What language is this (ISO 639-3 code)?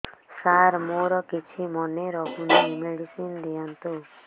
ori